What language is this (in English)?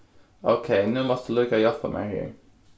Faroese